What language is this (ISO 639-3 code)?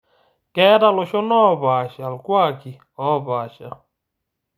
mas